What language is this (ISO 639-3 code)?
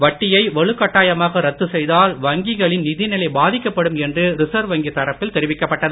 tam